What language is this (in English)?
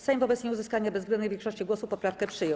Polish